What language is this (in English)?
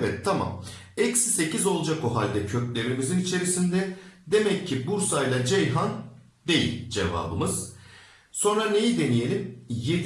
Turkish